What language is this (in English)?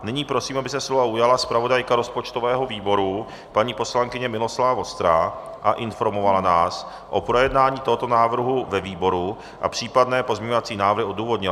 Czech